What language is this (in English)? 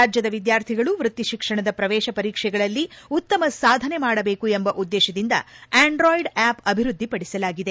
Kannada